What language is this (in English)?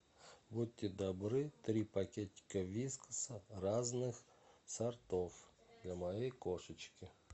Russian